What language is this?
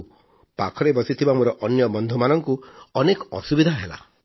Odia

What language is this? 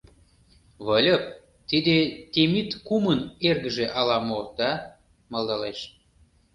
Mari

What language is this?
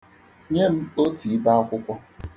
Igbo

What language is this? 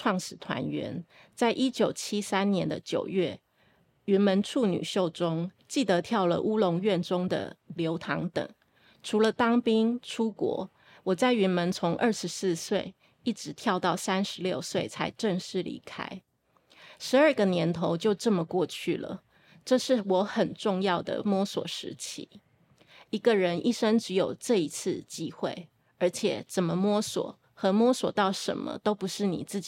Chinese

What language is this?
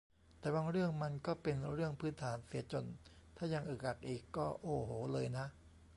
Thai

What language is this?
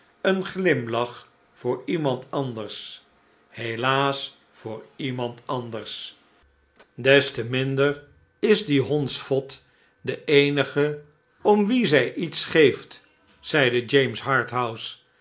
Dutch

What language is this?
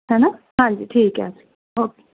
Punjabi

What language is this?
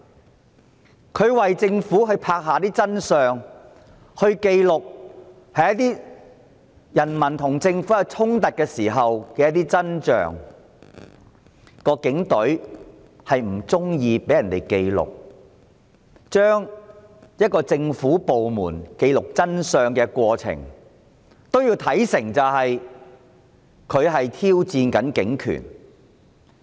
Cantonese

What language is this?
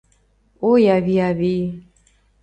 Mari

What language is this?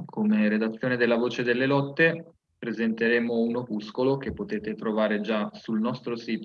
Italian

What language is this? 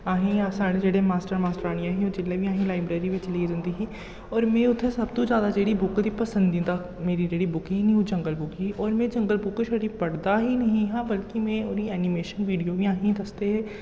Dogri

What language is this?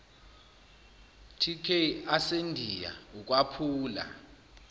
Zulu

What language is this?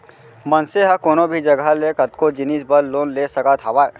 Chhattisgarhi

